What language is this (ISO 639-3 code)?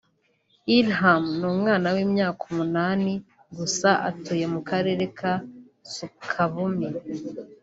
kin